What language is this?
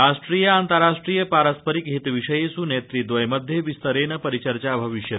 Sanskrit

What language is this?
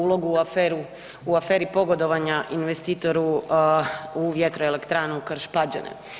Croatian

